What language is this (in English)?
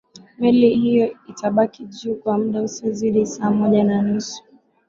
Swahili